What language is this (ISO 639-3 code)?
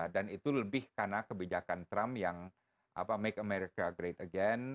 ind